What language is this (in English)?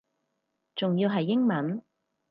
Cantonese